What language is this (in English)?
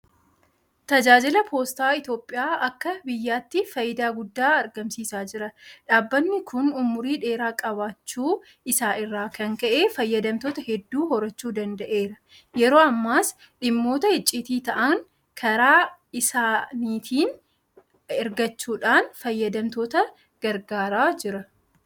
Oromo